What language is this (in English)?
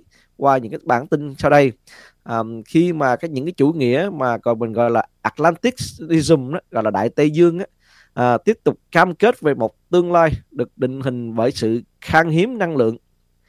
Vietnamese